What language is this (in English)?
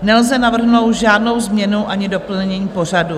Czech